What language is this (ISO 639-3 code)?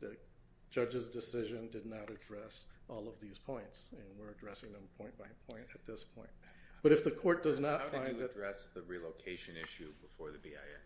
eng